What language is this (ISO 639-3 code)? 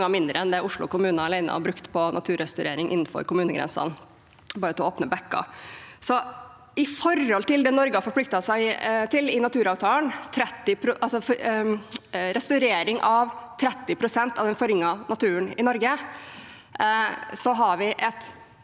nor